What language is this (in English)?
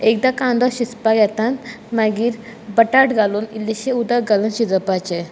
Konkani